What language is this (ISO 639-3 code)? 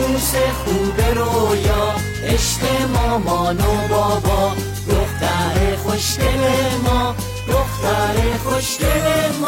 fas